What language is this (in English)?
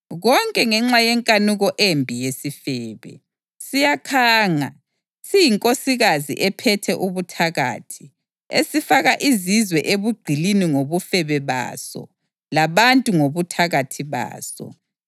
North Ndebele